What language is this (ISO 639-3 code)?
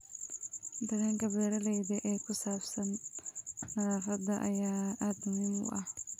som